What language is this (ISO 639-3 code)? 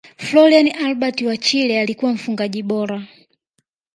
swa